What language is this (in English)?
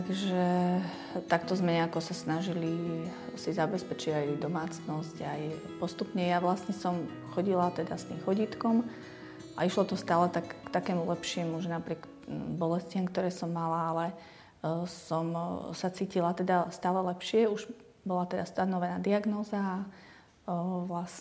Slovak